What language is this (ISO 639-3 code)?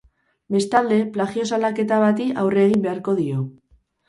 eus